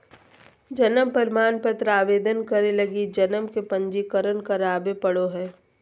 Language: Magahi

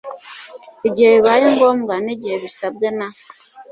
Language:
Kinyarwanda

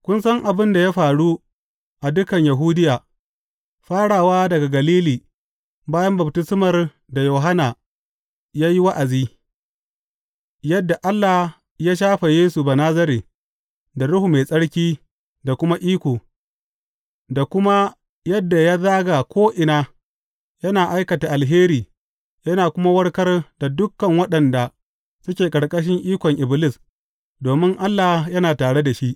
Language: Hausa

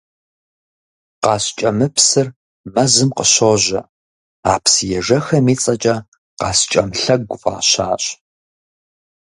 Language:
Kabardian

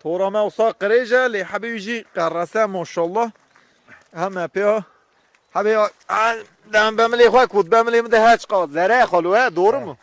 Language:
Turkish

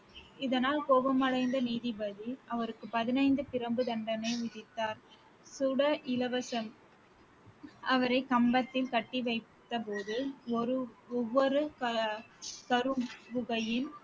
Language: Tamil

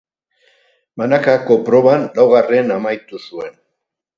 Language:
Basque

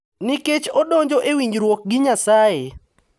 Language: Luo (Kenya and Tanzania)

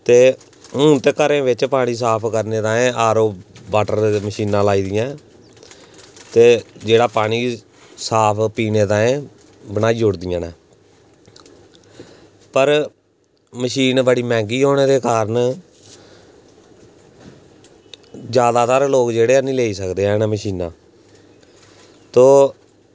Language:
Dogri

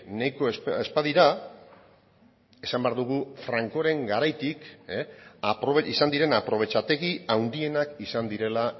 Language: Basque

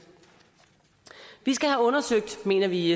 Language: Danish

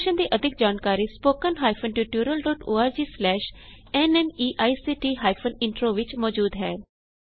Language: Punjabi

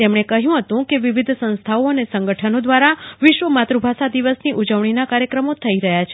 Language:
Gujarati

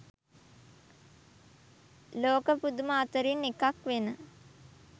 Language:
Sinhala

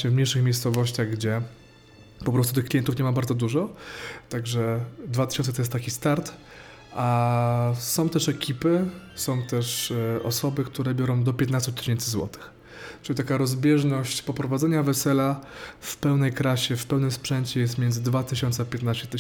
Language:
Polish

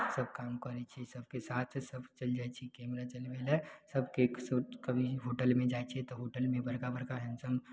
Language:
Maithili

